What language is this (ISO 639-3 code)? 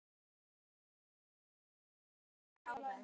isl